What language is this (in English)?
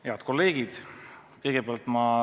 Estonian